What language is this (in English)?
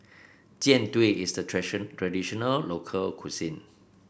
English